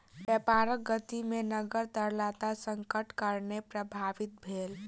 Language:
Maithili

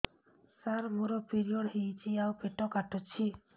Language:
Odia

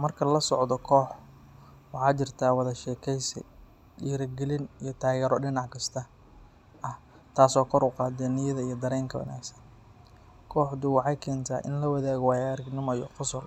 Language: Somali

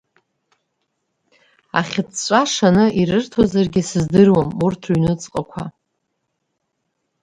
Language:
Abkhazian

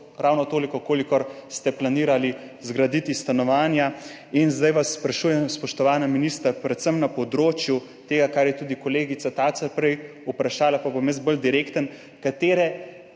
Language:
Slovenian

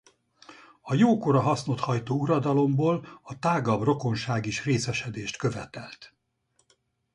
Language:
Hungarian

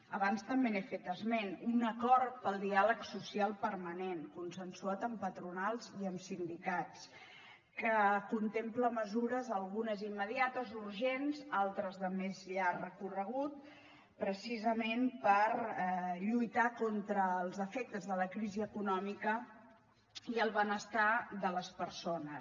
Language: Catalan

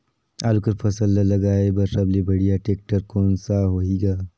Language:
Chhattisgarhi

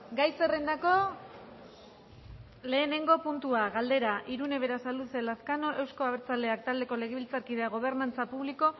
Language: Basque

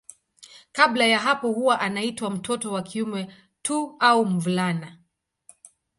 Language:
Swahili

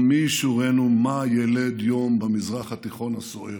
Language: Hebrew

